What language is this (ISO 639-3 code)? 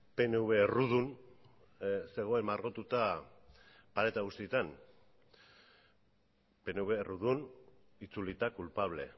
eus